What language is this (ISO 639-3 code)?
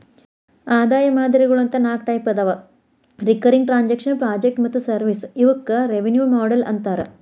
kan